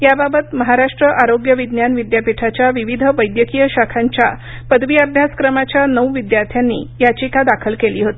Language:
Marathi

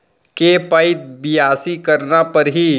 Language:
Chhattisgarhi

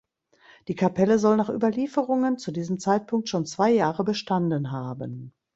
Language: German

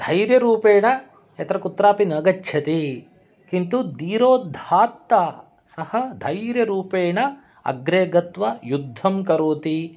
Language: Sanskrit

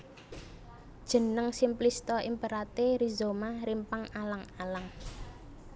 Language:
Javanese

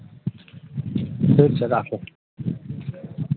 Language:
Maithili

